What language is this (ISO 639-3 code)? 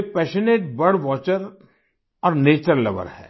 hin